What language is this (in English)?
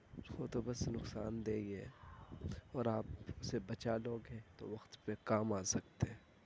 Urdu